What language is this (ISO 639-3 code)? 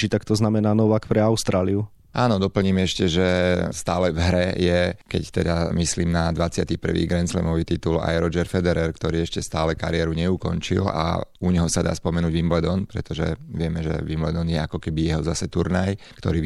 slk